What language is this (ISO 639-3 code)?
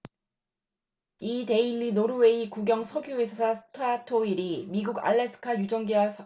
kor